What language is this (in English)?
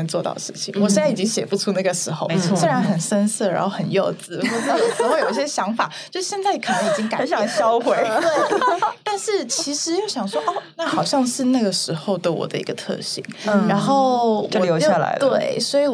Chinese